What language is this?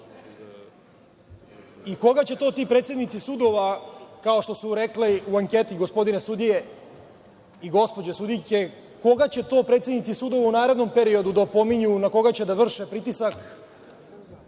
Serbian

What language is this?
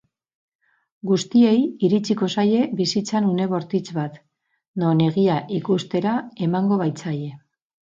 Basque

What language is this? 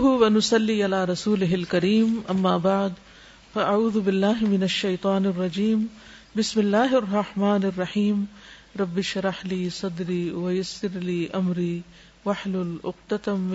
Urdu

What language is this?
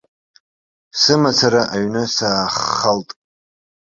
Abkhazian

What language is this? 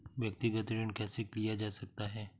Hindi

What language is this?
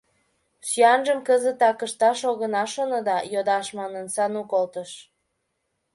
Mari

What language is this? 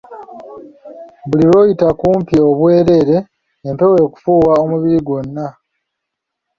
Ganda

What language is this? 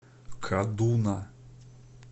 Russian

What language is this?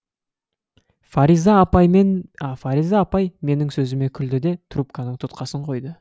Kazakh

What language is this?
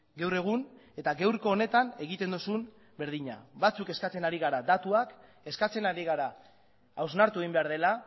Basque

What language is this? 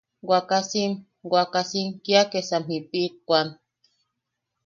Yaqui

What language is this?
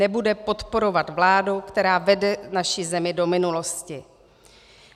Czech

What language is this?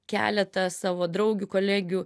Lithuanian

